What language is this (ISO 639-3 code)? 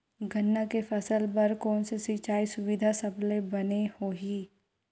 hne